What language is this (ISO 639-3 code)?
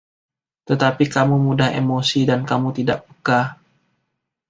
ind